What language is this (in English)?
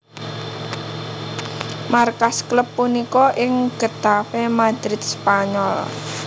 Javanese